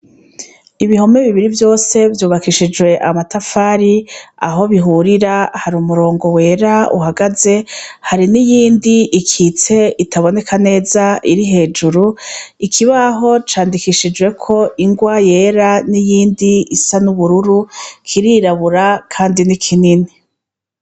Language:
Rundi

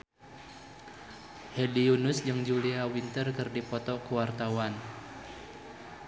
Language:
Sundanese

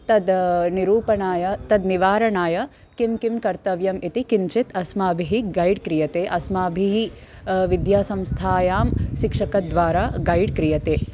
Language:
Sanskrit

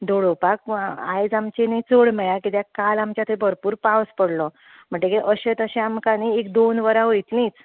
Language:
Konkani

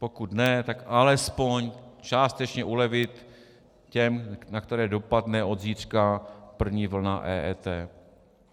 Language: Czech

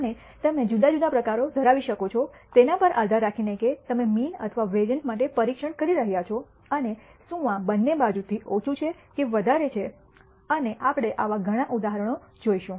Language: Gujarati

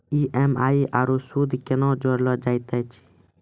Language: Maithili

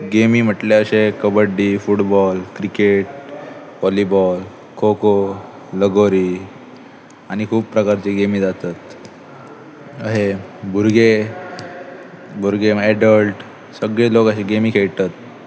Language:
Konkani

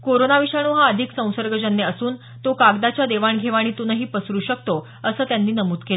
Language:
Marathi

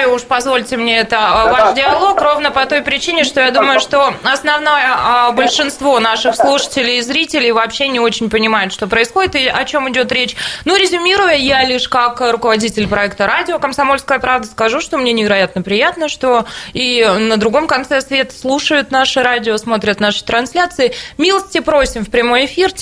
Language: Russian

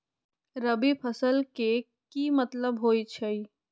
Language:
Magahi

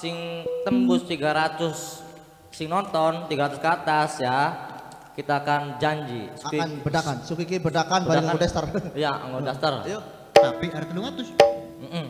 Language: Indonesian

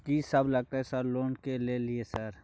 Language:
Maithili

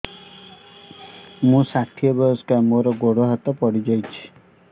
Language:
Odia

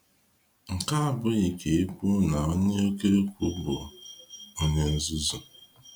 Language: Igbo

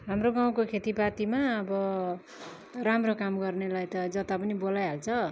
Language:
Nepali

